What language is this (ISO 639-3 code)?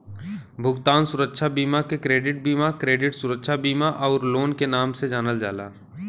bho